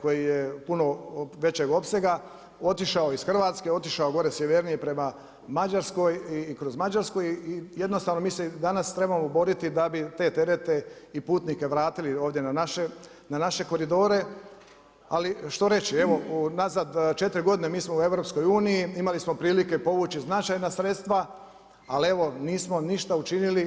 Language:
Croatian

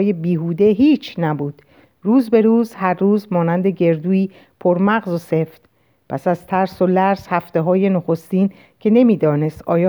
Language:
Persian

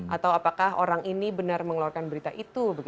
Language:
Indonesian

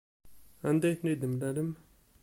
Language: Kabyle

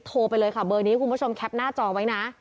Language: Thai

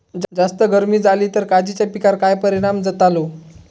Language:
Marathi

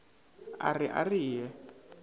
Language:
Northern Sotho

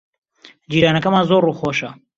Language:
Central Kurdish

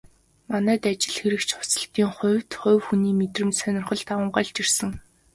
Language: Mongolian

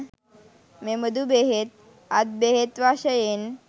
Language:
Sinhala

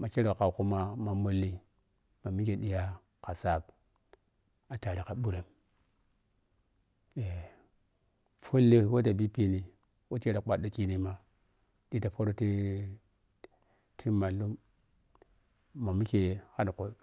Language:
Piya-Kwonci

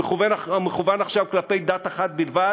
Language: Hebrew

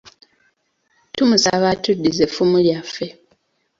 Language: Ganda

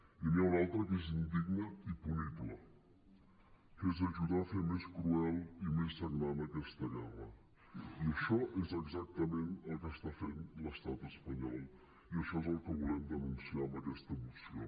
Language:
Catalan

